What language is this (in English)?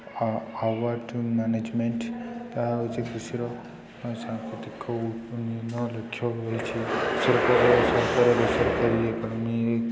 Odia